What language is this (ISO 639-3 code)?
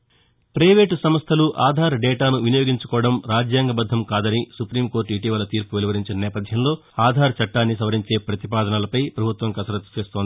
tel